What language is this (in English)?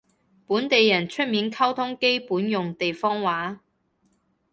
Cantonese